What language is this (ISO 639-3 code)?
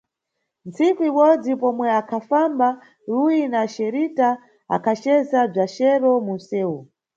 nyu